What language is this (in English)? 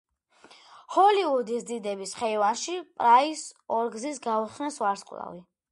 Georgian